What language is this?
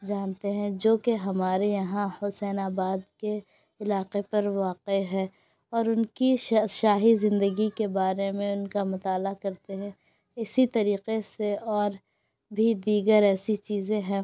Urdu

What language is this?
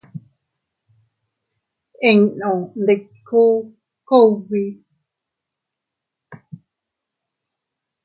Teutila Cuicatec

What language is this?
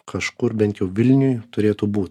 Lithuanian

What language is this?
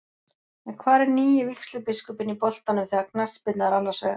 Icelandic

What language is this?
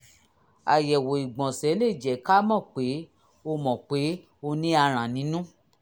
Yoruba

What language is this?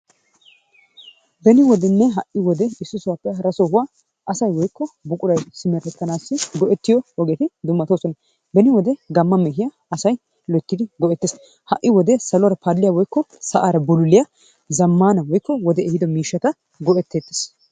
Wolaytta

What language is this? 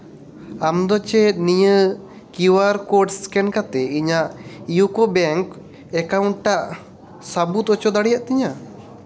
Santali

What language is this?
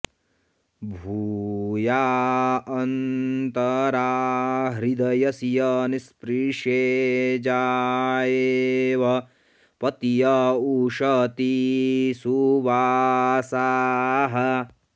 Sanskrit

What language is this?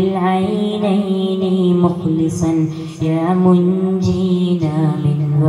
Arabic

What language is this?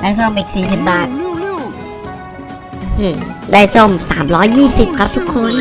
Thai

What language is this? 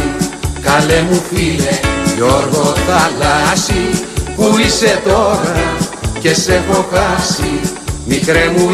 Greek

